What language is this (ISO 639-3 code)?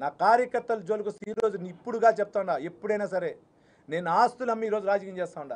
tel